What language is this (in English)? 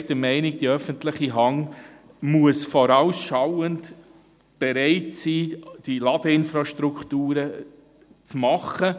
Swiss German